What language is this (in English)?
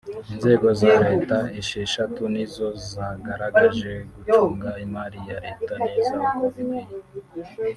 Kinyarwanda